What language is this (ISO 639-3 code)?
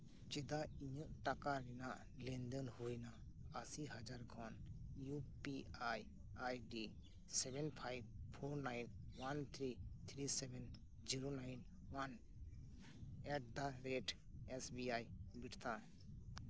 sat